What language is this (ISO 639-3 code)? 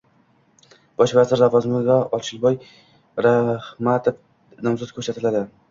uzb